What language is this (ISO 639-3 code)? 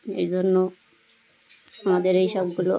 ben